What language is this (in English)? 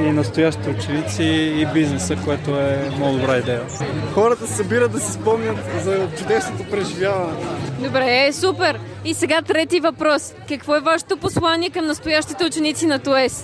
Bulgarian